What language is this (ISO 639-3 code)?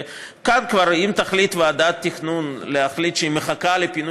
heb